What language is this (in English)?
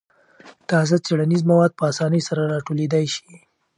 Pashto